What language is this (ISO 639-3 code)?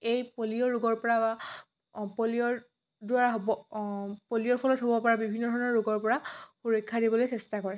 asm